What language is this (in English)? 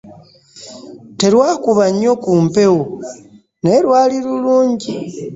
Ganda